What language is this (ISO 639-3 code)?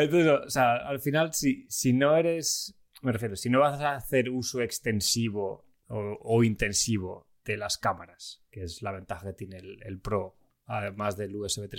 spa